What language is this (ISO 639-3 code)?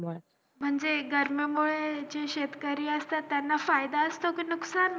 mar